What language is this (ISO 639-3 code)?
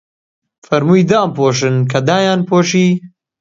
ckb